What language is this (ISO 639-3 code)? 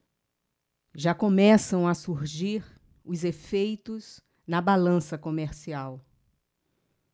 por